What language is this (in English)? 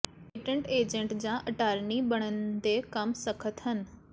Punjabi